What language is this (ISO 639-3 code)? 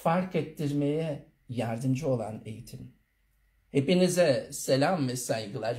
tur